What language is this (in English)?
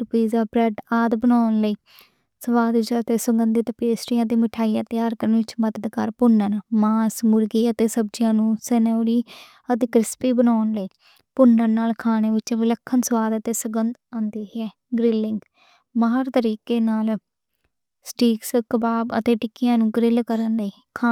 Western Panjabi